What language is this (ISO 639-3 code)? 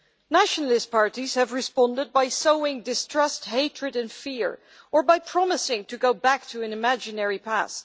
eng